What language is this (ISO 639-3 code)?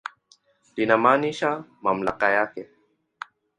swa